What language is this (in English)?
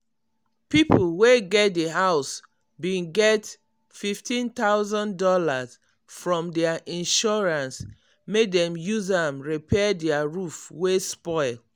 Nigerian Pidgin